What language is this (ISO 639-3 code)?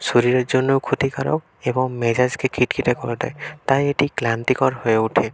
ben